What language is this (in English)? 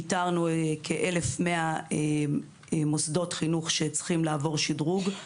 Hebrew